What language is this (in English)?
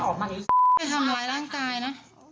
Thai